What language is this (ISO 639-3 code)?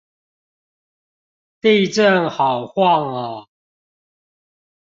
zho